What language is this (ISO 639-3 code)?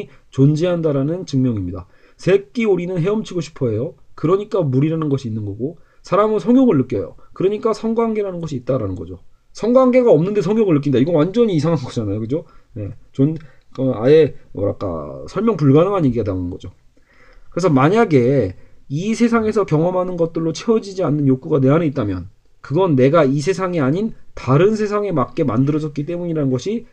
kor